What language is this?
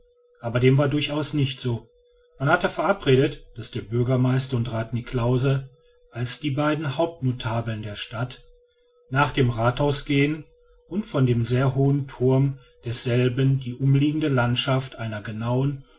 German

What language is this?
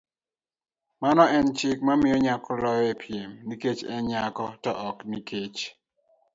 Luo (Kenya and Tanzania)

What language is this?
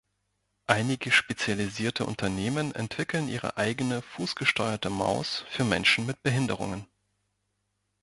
German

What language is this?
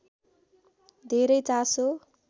Nepali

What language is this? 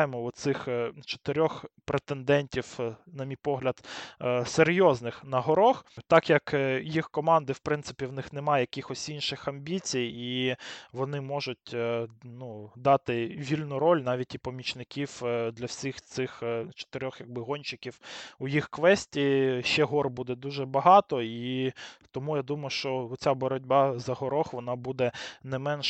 Ukrainian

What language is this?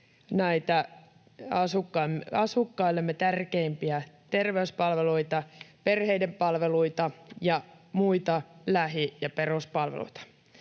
Finnish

